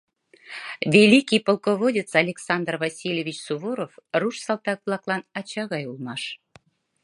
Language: Mari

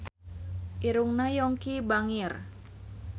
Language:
Sundanese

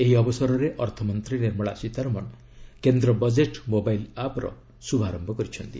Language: Odia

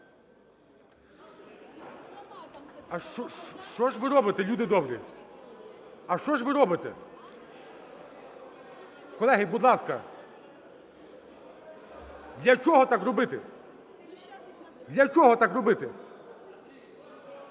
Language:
Ukrainian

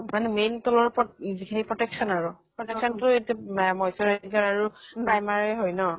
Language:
Assamese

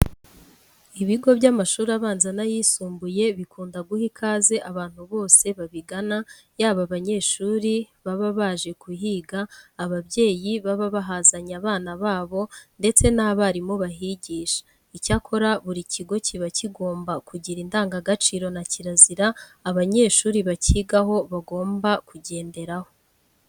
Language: Kinyarwanda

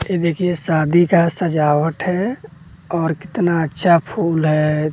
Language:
Hindi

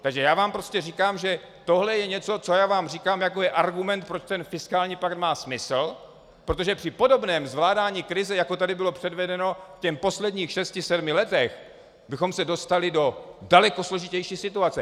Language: Czech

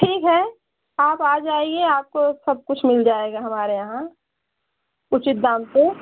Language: Hindi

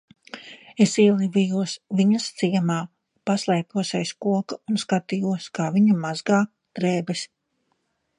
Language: Latvian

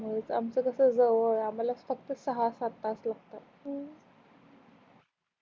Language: Marathi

